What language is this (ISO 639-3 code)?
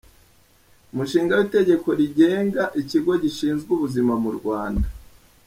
kin